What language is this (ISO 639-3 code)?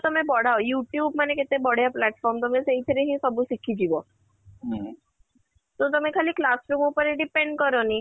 ori